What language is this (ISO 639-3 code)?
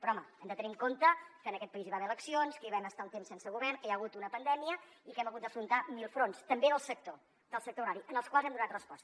cat